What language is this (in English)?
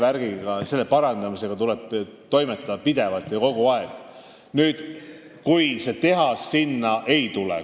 Estonian